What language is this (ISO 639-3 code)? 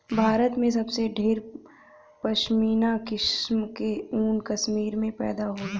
bho